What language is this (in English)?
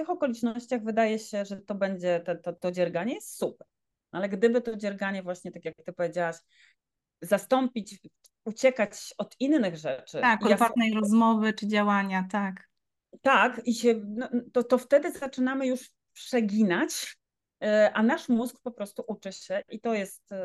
Polish